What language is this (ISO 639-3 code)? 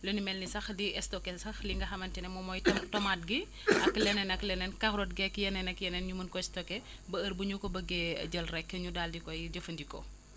wol